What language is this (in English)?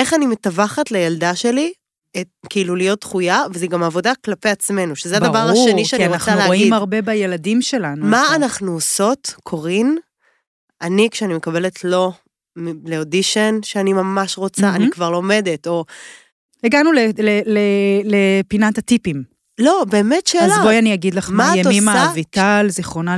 Hebrew